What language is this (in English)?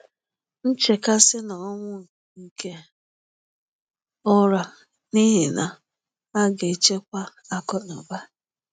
Igbo